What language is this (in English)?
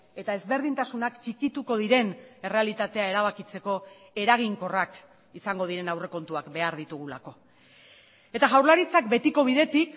Basque